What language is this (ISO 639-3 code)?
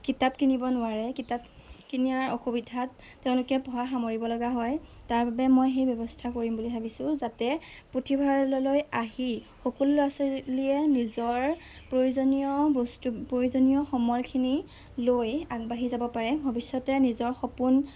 asm